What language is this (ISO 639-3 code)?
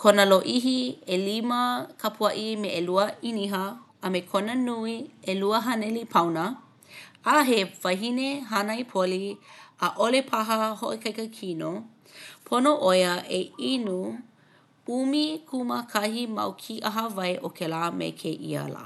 haw